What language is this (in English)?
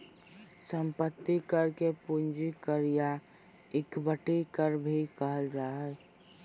Magahi